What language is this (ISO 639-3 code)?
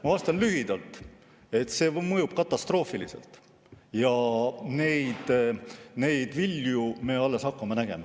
est